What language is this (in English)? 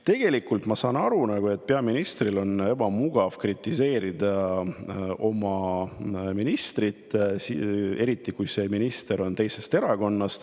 Estonian